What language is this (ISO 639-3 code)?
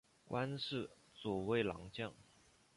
zho